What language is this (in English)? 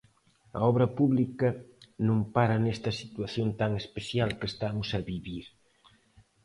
Galician